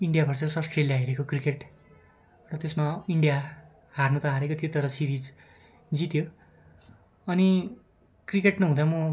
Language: Nepali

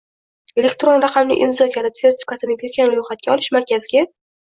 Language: Uzbek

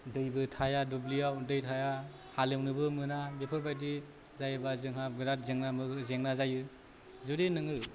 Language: Bodo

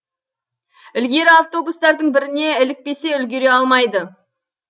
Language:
Kazakh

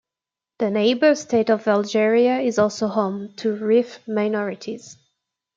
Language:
English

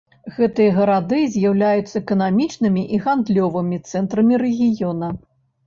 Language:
Belarusian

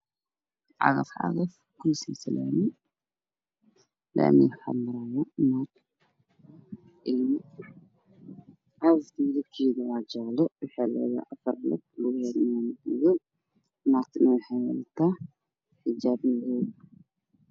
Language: Somali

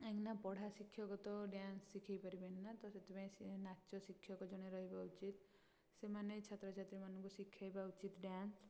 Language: Odia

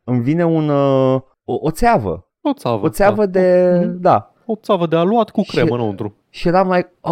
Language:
Romanian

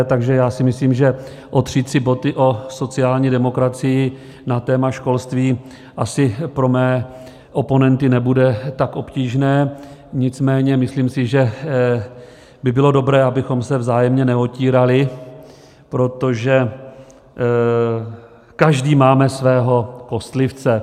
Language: Czech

